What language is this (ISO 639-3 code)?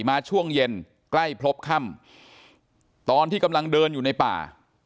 tha